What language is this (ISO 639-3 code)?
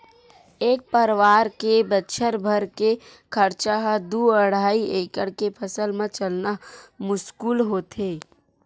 hne